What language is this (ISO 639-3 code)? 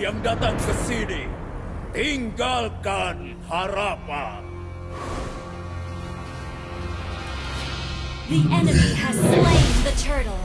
ind